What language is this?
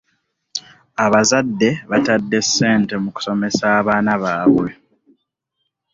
Ganda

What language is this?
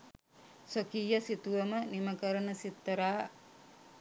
Sinhala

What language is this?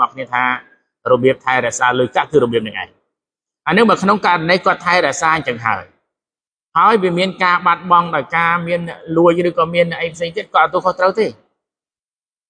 Thai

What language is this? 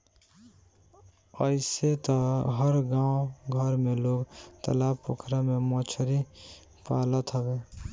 Bhojpuri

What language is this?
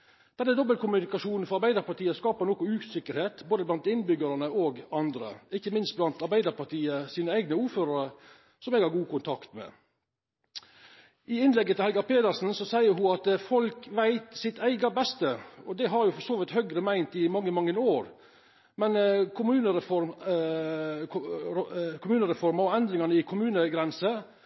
Norwegian Nynorsk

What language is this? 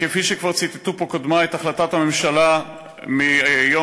Hebrew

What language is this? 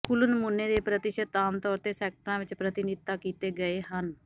Punjabi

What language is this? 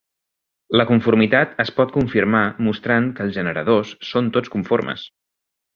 Catalan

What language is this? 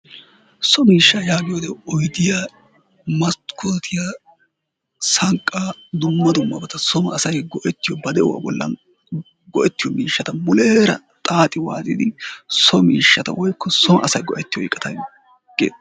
Wolaytta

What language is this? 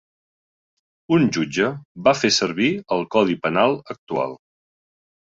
Catalan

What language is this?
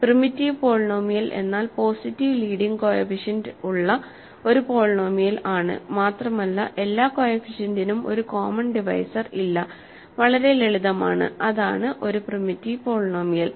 Malayalam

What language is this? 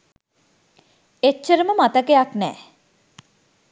Sinhala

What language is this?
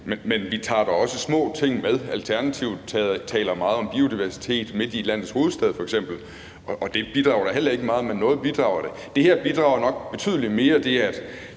Danish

